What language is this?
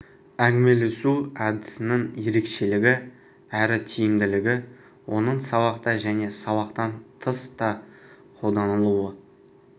Kazakh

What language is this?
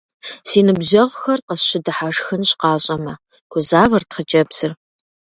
Kabardian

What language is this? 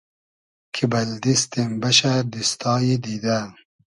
Hazaragi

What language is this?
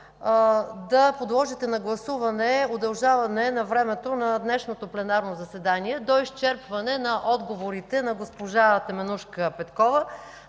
Bulgarian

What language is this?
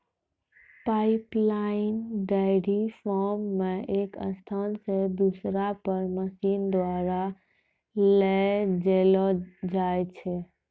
Maithili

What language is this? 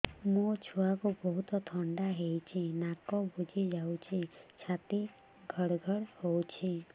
Odia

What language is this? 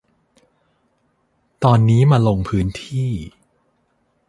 Thai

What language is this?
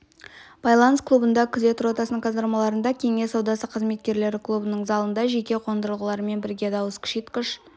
Kazakh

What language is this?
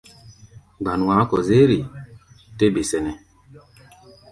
Gbaya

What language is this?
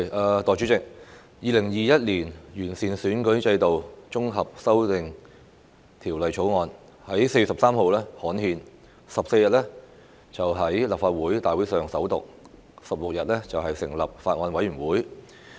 Cantonese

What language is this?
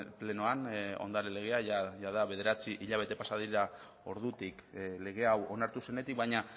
Basque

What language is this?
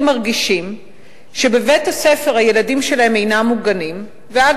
Hebrew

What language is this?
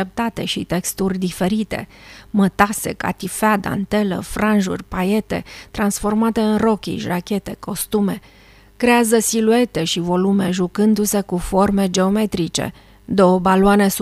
Romanian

